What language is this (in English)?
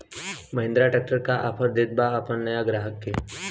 Bhojpuri